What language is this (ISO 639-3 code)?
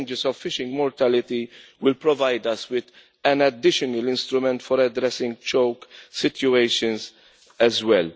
eng